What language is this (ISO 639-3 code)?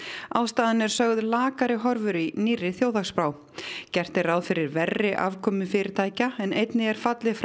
isl